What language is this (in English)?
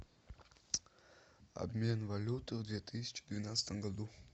Russian